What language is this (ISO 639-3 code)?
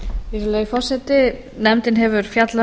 isl